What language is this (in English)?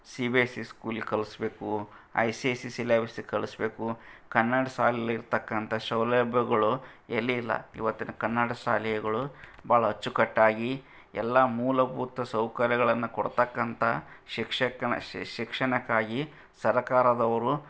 Kannada